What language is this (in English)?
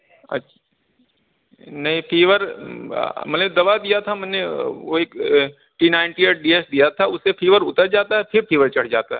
Urdu